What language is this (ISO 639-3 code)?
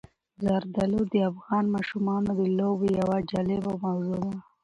pus